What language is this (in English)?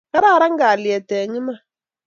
Kalenjin